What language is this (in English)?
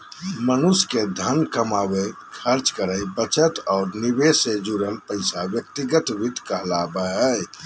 Magahi